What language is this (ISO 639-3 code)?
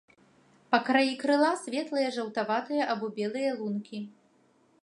bel